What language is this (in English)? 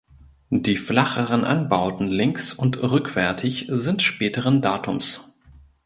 German